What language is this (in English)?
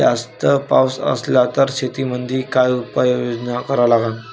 Marathi